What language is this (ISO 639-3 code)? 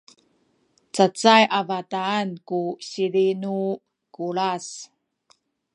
szy